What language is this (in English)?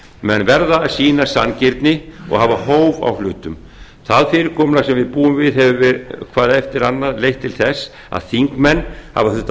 Icelandic